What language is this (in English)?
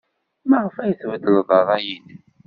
Kabyle